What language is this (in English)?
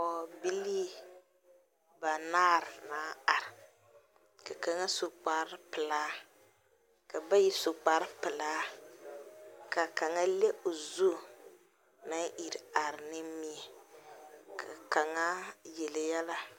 Southern Dagaare